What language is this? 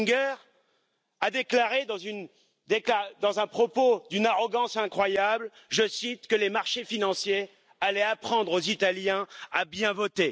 French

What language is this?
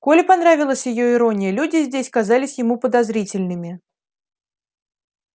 Russian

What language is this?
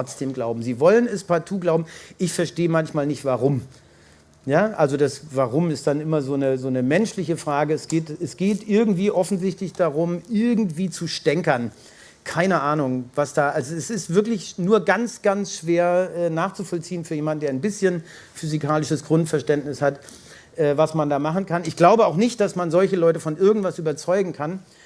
German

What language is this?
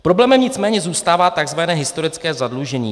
Czech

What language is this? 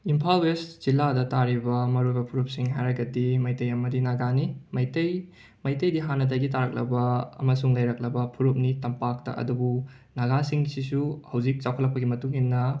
Manipuri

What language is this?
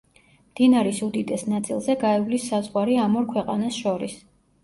Georgian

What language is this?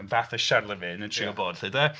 Welsh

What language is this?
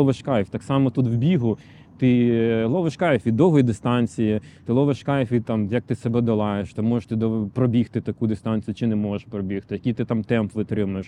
Ukrainian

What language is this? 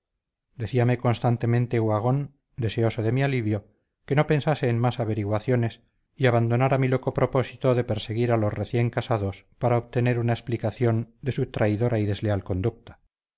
Spanish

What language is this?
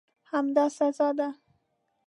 Pashto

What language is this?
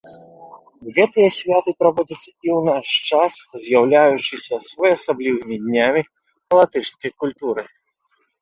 Belarusian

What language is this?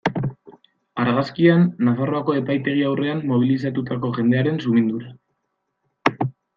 Basque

